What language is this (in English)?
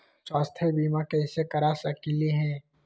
Magahi